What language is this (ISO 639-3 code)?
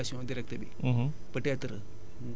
wol